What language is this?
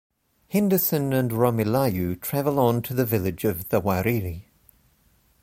English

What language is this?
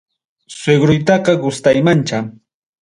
Ayacucho Quechua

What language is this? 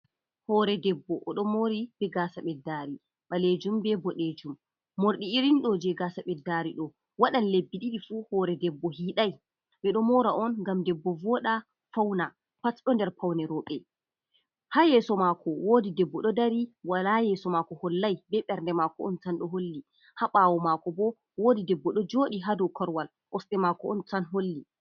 Fula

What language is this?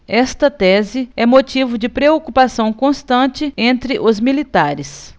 Portuguese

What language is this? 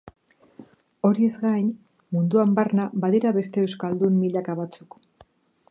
Basque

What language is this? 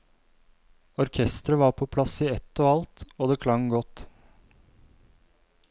Norwegian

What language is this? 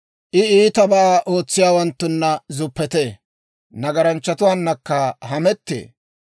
Dawro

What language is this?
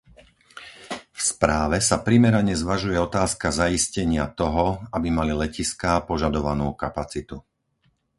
Slovak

